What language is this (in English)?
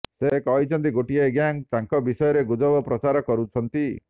Odia